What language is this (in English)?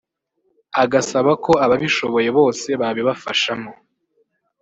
Kinyarwanda